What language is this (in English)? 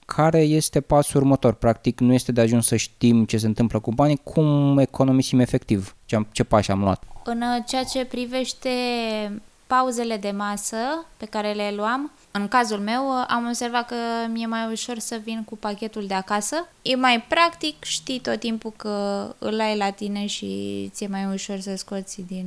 Romanian